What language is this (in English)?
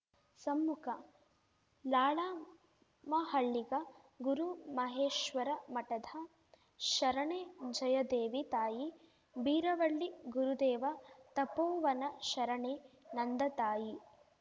Kannada